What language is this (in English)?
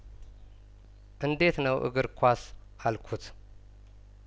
Amharic